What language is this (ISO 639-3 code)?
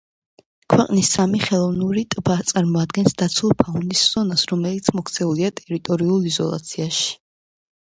kat